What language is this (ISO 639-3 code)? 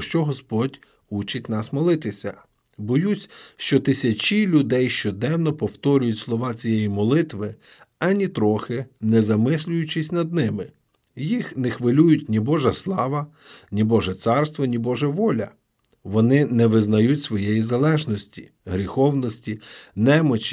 ukr